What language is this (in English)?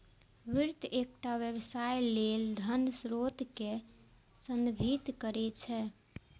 Maithili